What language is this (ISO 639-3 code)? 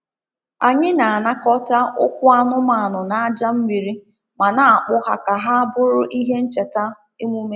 ibo